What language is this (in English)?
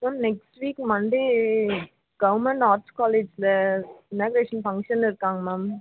Tamil